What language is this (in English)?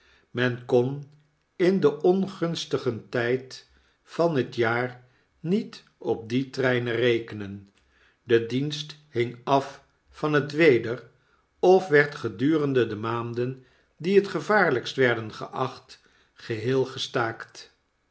Dutch